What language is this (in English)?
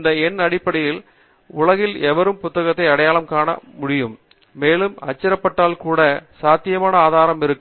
Tamil